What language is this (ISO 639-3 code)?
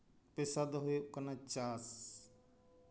sat